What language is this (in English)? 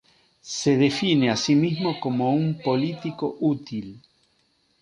Spanish